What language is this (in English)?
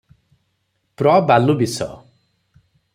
Odia